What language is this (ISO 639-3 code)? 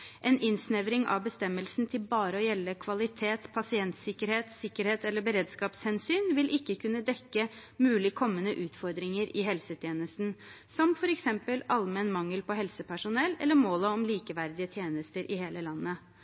nob